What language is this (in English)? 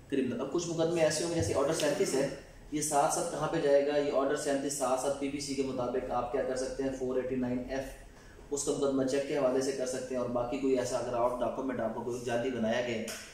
Hindi